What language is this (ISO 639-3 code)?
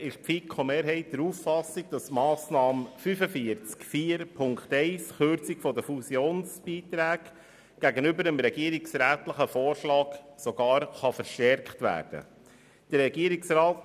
gsw